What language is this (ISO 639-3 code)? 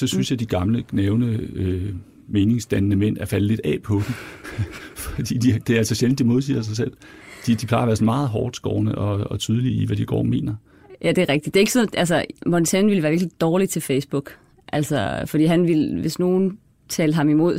dan